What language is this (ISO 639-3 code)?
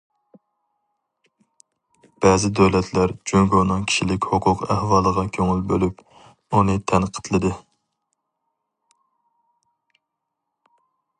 uig